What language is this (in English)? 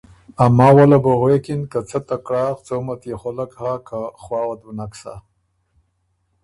Ormuri